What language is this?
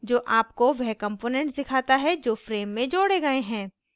Hindi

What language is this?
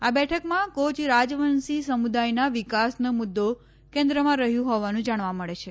Gujarati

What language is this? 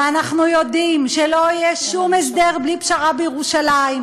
Hebrew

